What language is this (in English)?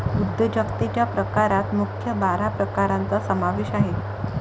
Marathi